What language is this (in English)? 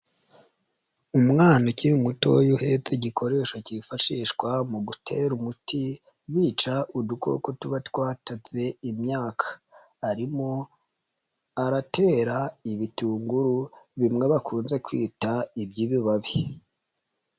Kinyarwanda